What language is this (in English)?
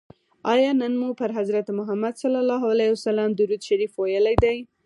Pashto